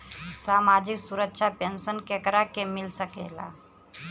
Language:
Bhojpuri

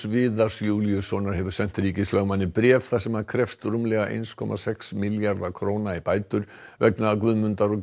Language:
Icelandic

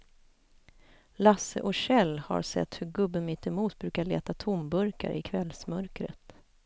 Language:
Swedish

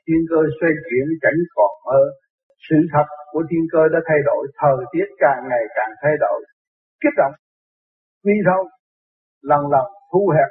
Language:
Vietnamese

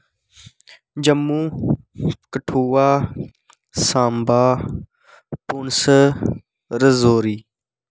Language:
Dogri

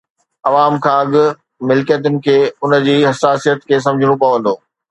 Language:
Sindhi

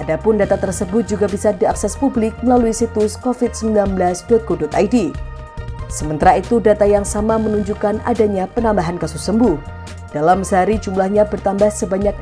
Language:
Indonesian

